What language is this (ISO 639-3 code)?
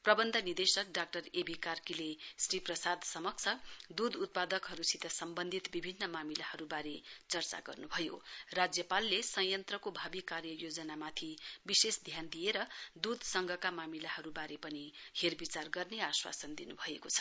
nep